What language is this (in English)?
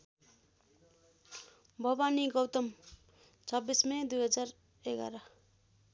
Nepali